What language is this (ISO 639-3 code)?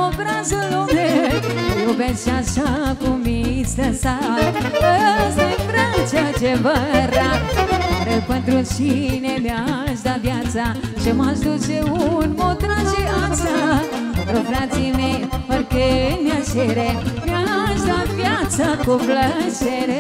ron